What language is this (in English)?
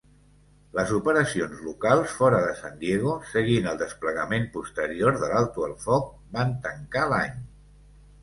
Catalan